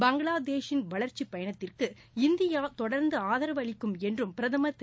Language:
Tamil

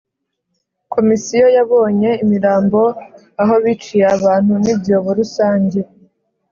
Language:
Kinyarwanda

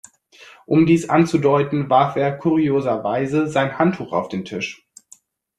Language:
German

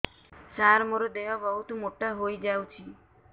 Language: Odia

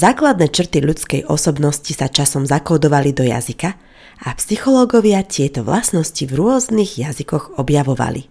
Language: Slovak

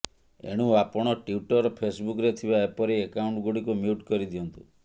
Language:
Odia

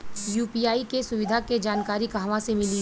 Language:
Bhojpuri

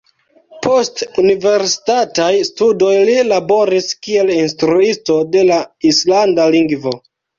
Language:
Esperanto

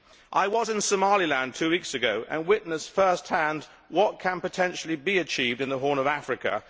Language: English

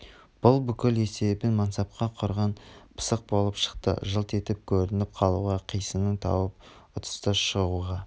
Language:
Kazakh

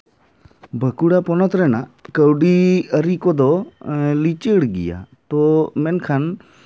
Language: Santali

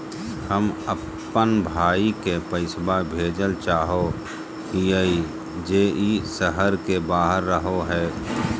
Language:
Magahi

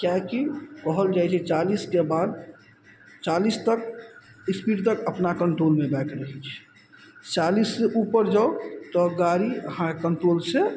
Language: Maithili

